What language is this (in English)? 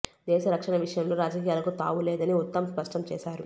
Telugu